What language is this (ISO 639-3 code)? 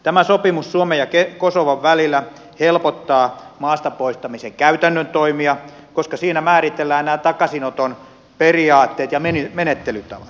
fin